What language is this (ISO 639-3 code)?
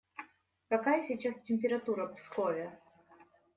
rus